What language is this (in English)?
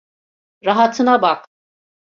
Turkish